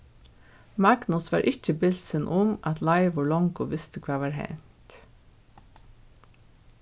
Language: Faroese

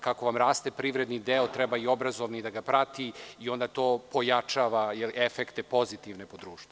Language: Serbian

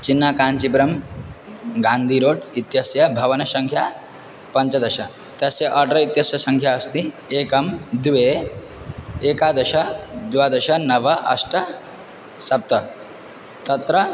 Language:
Sanskrit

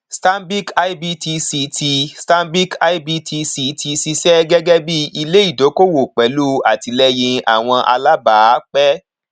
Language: Yoruba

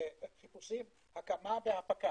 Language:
Hebrew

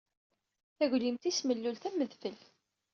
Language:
Kabyle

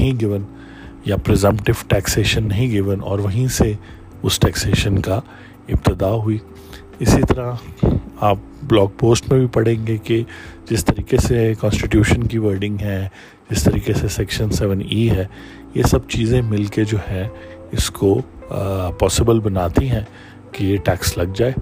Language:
Urdu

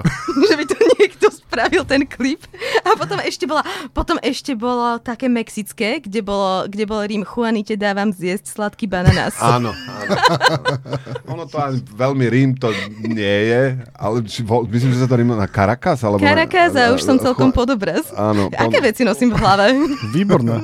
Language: Slovak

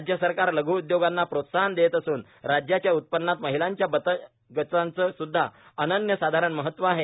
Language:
Marathi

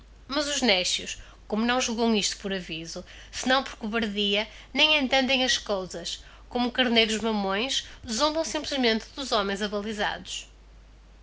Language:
Portuguese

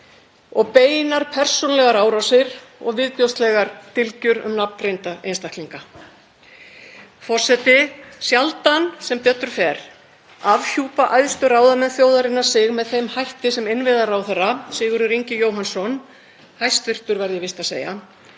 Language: Icelandic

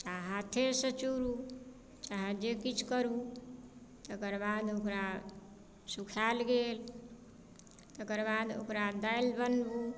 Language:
Maithili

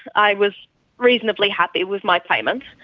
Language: English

